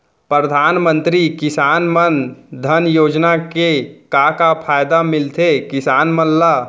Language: Chhattisgarhi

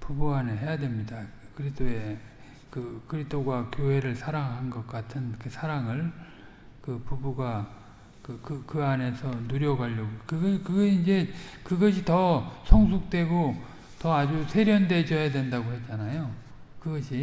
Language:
Korean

